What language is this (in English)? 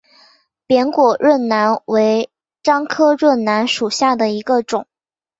Chinese